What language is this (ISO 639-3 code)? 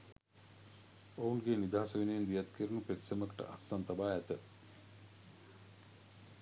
sin